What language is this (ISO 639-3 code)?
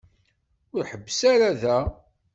kab